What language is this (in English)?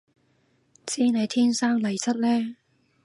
Cantonese